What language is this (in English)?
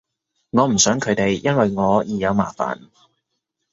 Cantonese